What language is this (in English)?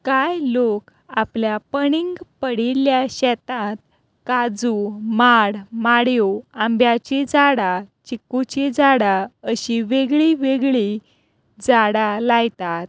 Konkani